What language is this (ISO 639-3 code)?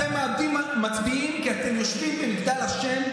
heb